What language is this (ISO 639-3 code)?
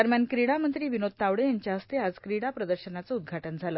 mar